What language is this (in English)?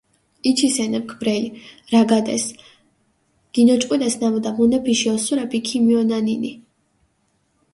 Mingrelian